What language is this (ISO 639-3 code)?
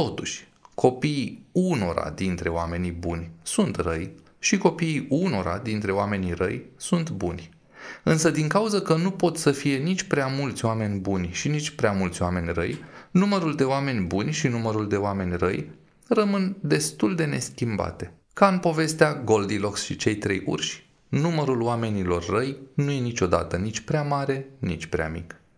ron